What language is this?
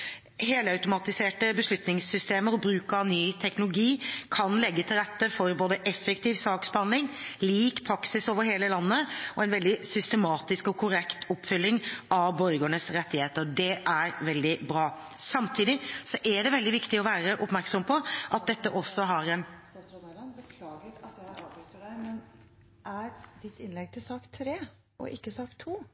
Norwegian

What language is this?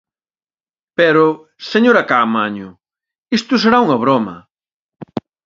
Galician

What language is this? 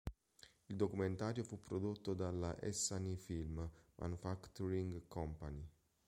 Italian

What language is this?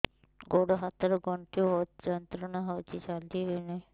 Odia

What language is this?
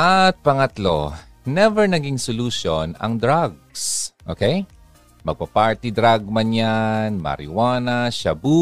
Filipino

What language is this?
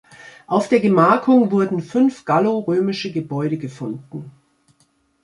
German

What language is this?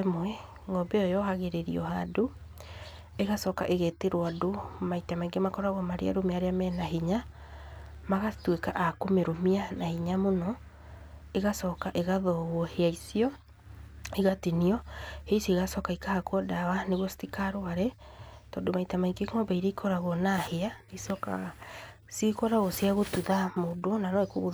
Kikuyu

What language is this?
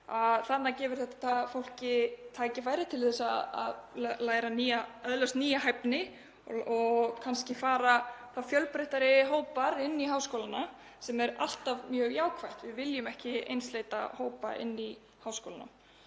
Icelandic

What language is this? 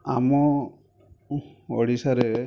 Odia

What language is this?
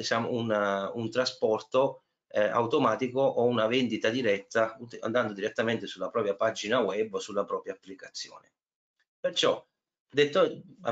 Italian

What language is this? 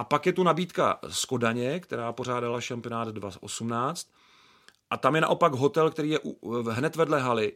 Czech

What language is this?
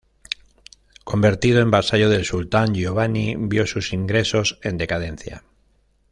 Spanish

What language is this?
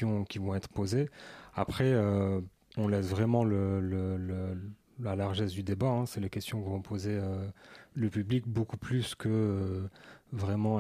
French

